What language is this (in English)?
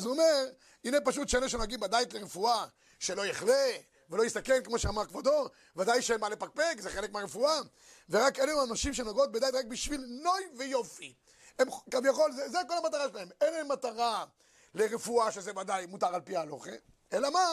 Hebrew